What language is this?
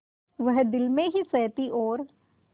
Hindi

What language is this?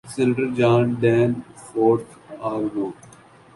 Urdu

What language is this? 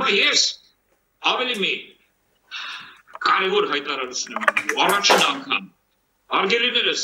Romanian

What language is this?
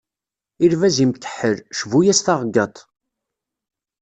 Kabyle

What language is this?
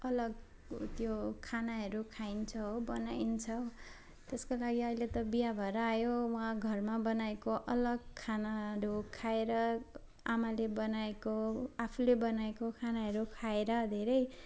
Nepali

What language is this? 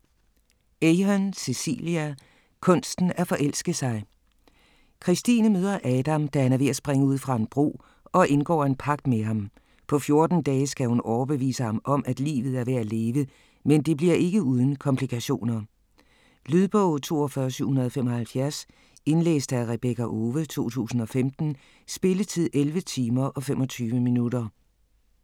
Danish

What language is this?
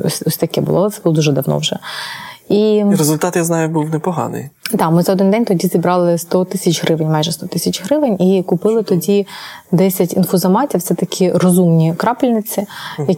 Ukrainian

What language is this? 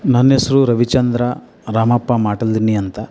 Kannada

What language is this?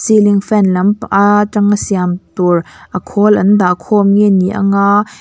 Mizo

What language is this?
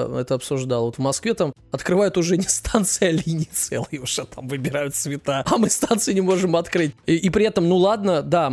Russian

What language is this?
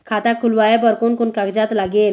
Chhattisgarhi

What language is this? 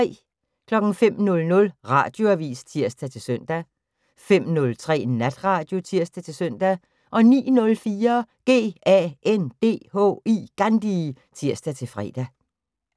Danish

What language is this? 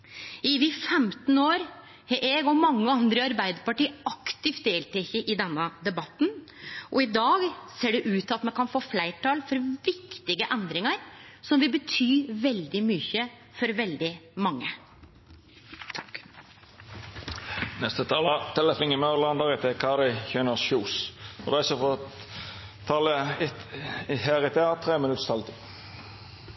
Norwegian Nynorsk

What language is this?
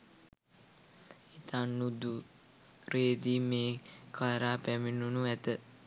Sinhala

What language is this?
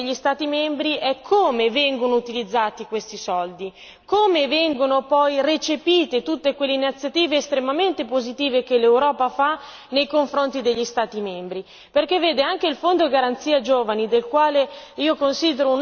Italian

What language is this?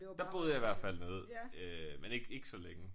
Danish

